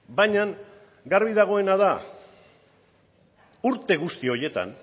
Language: Basque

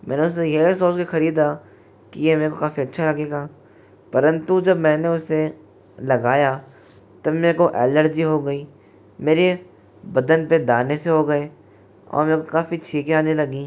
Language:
Hindi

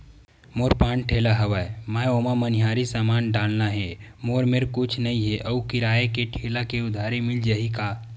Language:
Chhattisgarhi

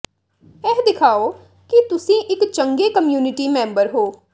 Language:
Punjabi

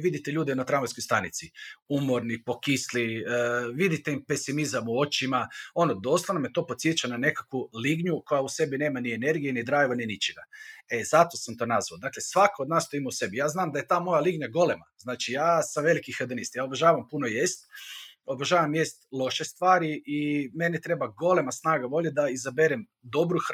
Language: Croatian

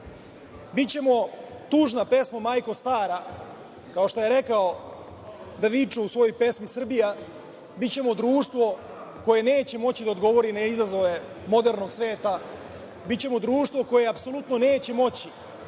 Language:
Serbian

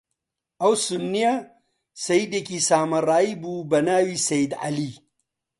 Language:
Central Kurdish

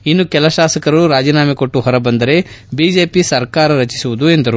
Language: Kannada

